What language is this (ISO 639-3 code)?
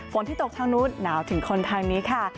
tha